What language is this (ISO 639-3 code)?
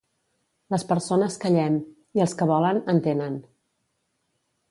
cat